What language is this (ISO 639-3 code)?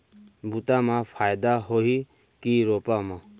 hne